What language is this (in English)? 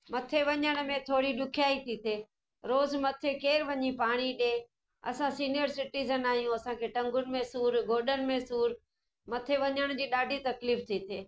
Sindhi